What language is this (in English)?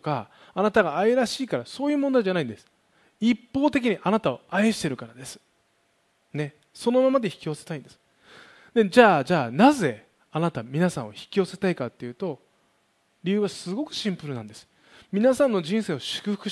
Japanese